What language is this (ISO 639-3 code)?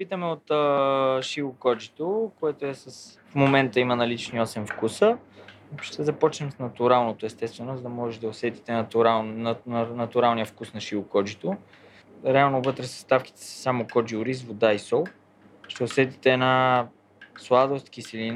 bul